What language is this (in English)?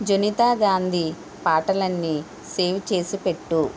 Telugu